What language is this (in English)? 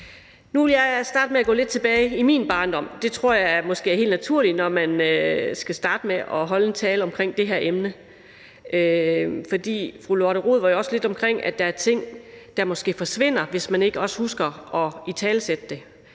Danish